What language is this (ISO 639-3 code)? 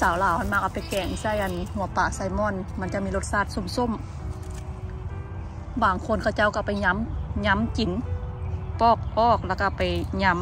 tha